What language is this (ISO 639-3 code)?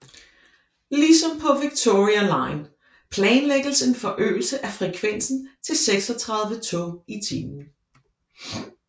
dan